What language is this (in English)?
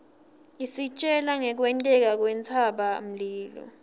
Swati